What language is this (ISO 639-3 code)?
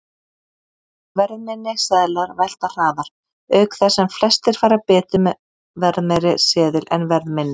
isl